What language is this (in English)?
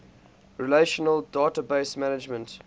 English